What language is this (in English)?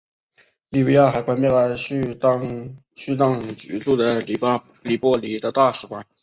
Chinese